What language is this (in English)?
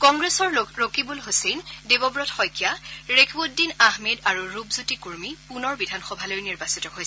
Assamese